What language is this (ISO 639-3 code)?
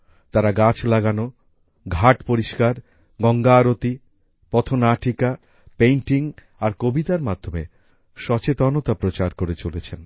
ben